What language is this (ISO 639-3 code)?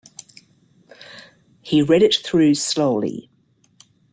eng